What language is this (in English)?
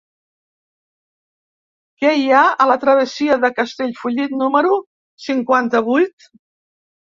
Catalan